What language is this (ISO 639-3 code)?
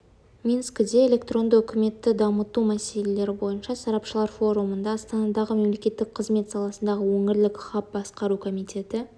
kaz